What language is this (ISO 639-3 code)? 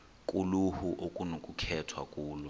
xho